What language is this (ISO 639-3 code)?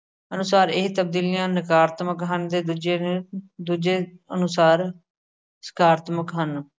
pan